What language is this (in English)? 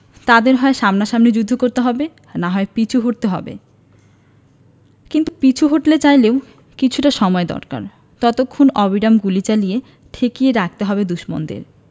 Bangla